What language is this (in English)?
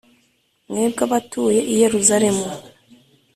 Kinyarwanda